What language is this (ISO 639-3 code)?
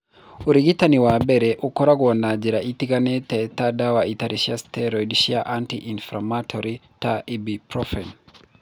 kik